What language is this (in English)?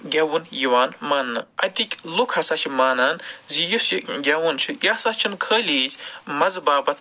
Kashmiri